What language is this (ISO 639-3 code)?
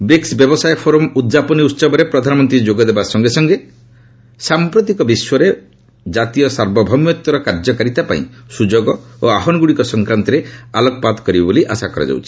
ori